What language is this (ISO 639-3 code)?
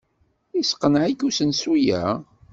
kab